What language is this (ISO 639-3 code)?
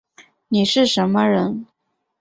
zho